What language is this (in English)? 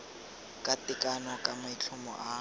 Tswana